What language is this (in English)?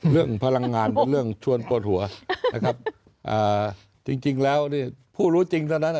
Thai